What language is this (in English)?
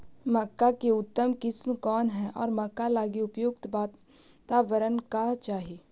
Magahi